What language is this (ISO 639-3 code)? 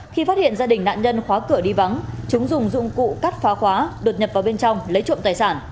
vie